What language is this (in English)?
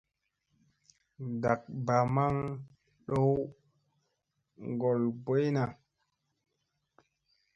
Musey